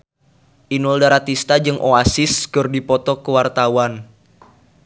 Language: Sundanese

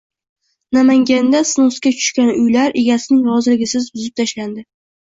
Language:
Uzbek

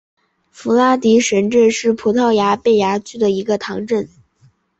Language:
Chinese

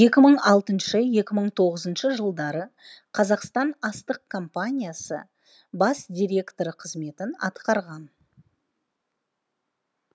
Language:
Kazakh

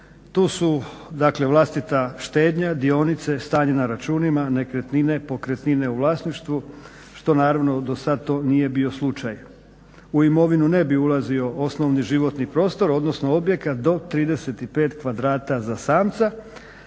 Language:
Croatian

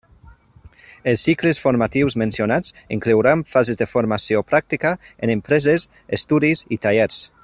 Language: Catalan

